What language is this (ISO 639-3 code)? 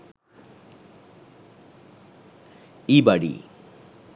sin